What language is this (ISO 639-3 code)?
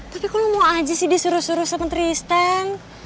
ind